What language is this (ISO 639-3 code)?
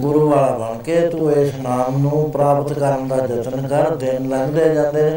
pan